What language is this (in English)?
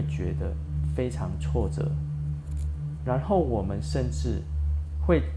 Chinese